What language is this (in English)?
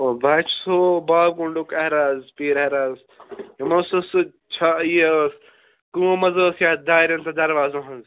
Kashmiri